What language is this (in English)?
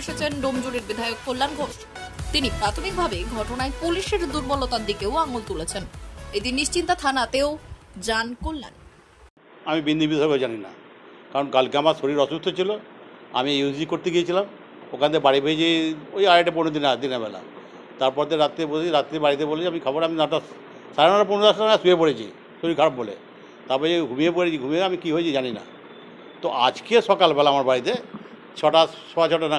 Arabic